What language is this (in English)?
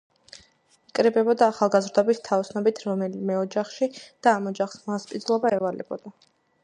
Georgian